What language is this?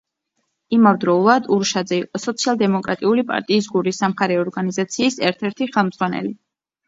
Georgian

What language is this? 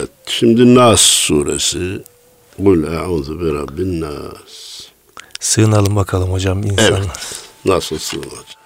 Turkish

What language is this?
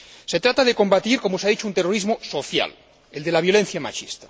Spanish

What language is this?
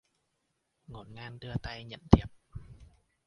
Vietnamese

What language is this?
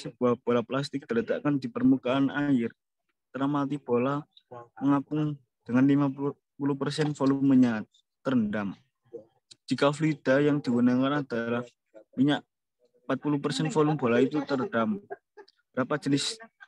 Indonesian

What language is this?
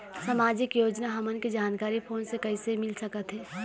Chhattisgarhi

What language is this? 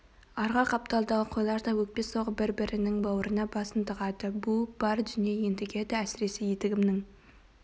Kazakh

